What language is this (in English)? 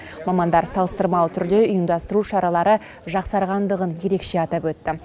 Kazakh